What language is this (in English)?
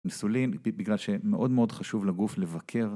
Hebrew